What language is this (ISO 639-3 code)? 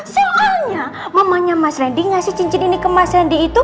ind